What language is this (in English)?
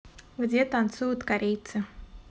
Russian